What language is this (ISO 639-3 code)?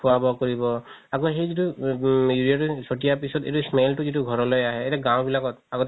asm